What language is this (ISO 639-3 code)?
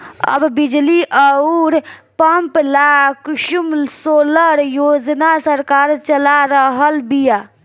bho